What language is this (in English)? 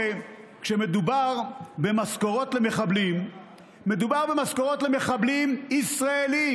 Hebrew